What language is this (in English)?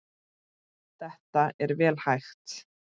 Icelandic